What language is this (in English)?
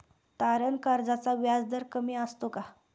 Marathi